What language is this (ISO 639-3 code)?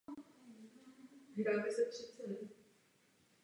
ces